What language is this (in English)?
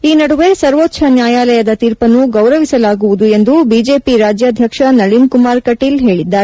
Kannada